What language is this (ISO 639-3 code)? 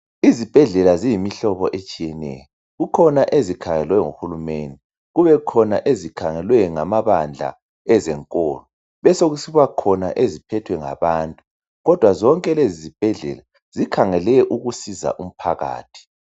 nde